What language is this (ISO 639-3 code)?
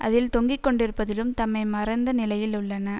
tam